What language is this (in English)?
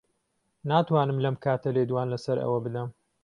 Central Kurdish